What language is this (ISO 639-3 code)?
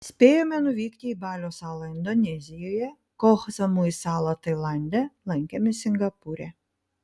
lit